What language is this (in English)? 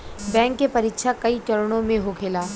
Bhojpuri